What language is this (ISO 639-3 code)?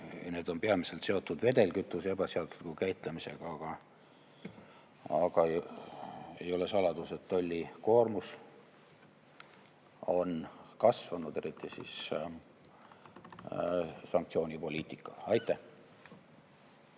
est